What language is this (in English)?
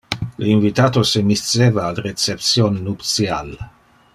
Interlingua